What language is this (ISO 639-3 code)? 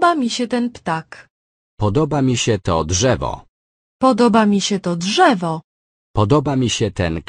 pol